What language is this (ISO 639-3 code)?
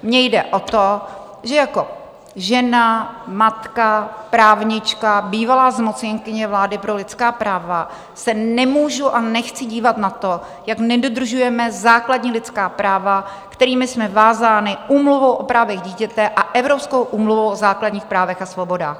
ces